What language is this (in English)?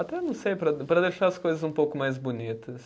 Portuguese